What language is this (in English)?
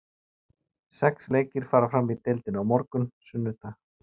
Icelandic